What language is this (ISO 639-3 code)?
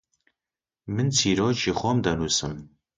ckb